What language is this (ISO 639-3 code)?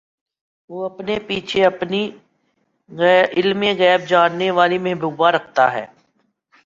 urd